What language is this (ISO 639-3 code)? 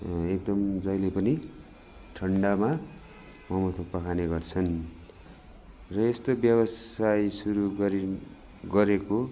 nep